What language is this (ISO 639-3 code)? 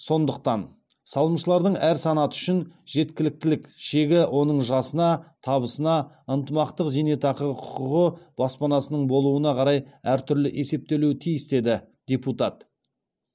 kaz